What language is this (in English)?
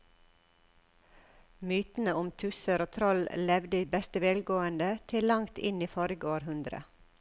Norwegian